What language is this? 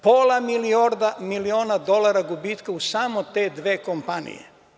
Serbian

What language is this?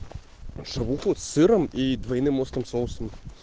Russian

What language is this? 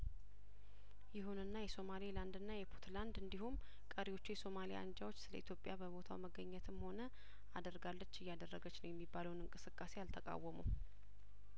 Amharic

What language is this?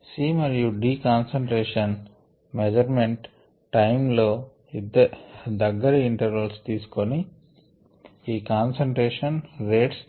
Telugu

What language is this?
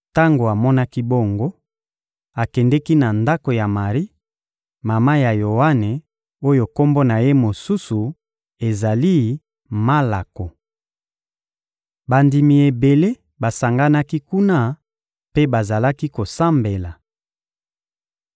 Lingala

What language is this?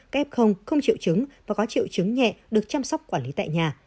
Vietnamese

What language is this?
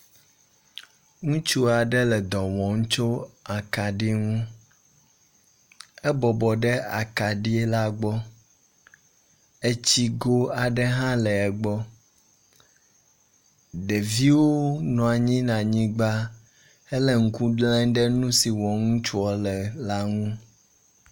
Ewe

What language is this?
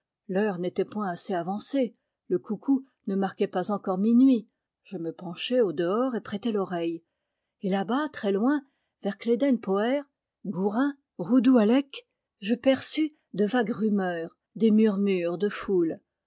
French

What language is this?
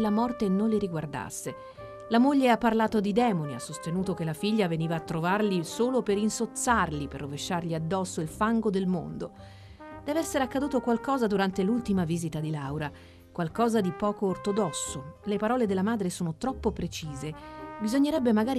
Italian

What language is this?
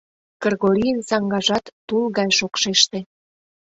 Mari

